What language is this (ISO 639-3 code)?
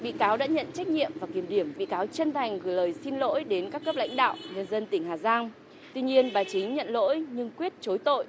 vie